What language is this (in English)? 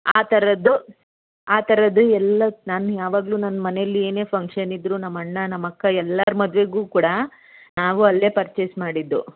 Kannada